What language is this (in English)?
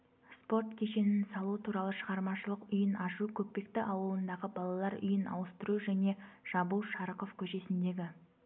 Kazakh